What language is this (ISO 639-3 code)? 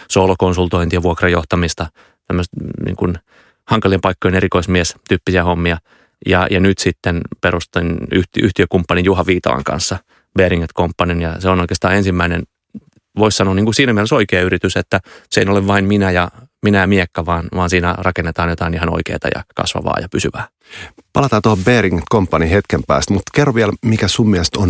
fin